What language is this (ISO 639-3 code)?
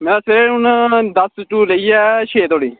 doi